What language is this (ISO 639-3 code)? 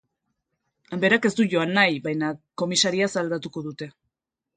eus